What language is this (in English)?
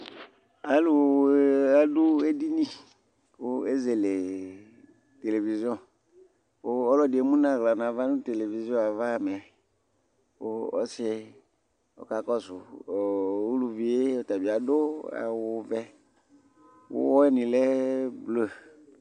Ikposo